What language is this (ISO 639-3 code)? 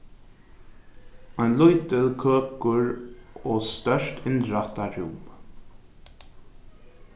fao